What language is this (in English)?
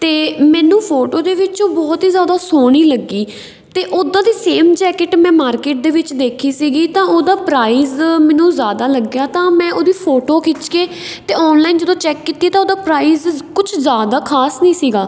Punjabi